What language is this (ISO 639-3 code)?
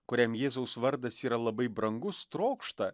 lit